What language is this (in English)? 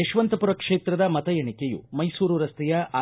Kannada